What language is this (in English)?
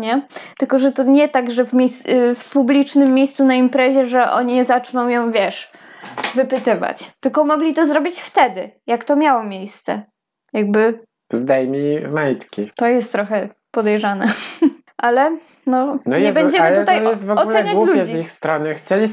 Polish